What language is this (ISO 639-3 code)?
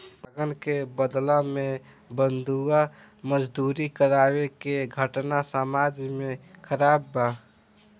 bho